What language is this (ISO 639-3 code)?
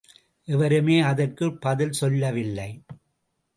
tam